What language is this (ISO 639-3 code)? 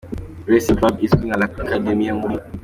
kin